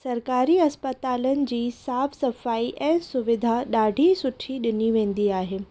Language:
Sindhi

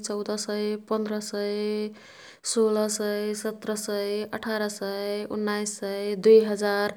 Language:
Kathoriya Tharu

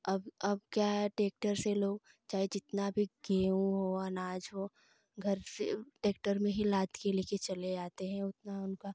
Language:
Hindi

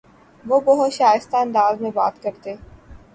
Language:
Urdu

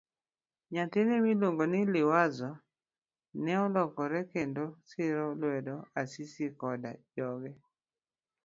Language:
Luo (Kenya and Tanzania)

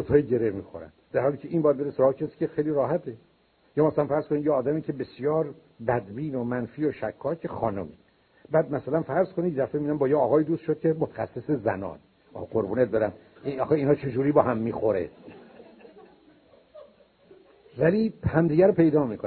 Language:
Persian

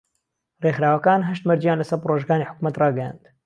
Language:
Central Kurdish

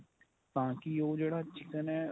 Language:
Punjabi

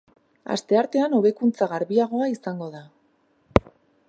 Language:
Basque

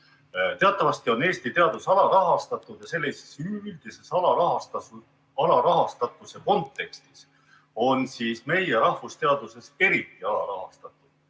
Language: Estonian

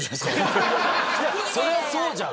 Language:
Japanese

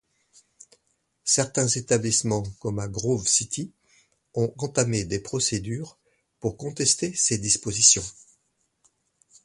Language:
French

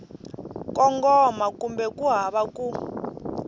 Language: Tsonga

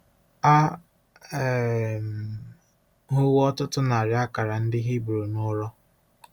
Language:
Igbo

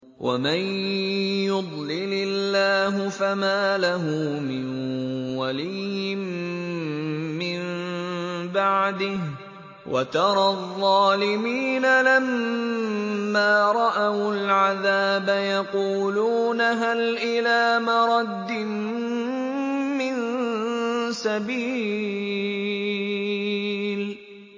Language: Arabic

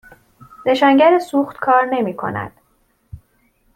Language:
Persian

